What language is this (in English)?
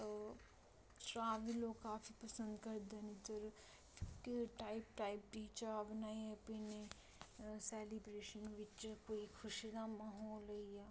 Dogri